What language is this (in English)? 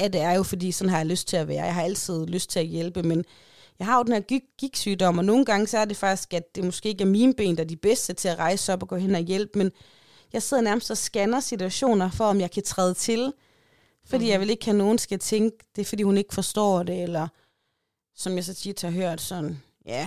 Danish